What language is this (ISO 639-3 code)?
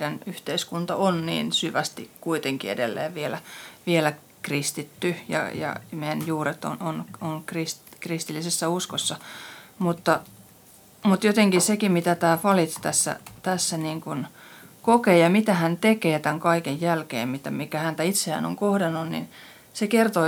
fin